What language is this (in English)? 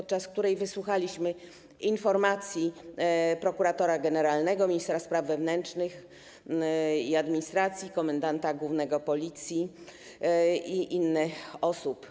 Polish